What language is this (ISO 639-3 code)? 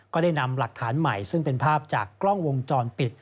tha